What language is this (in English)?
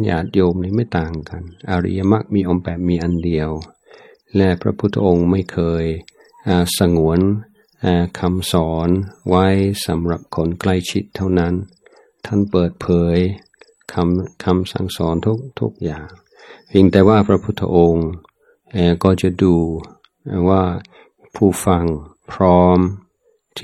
Thai